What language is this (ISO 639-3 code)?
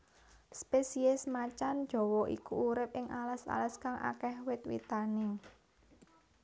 jav